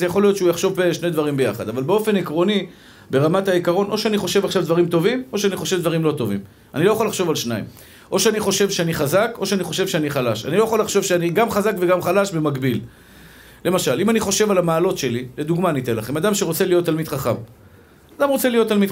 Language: Hebrew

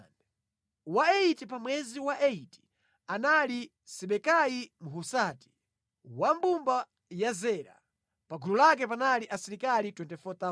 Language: Nyanja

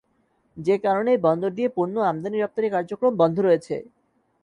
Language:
Bangla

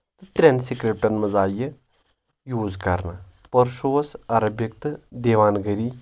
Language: Kashmiri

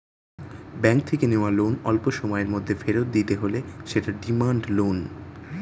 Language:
Bangla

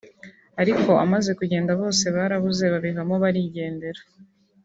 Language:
Kinyarwanda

